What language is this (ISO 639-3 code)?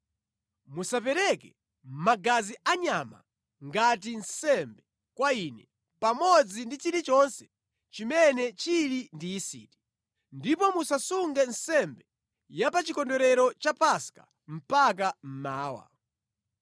nya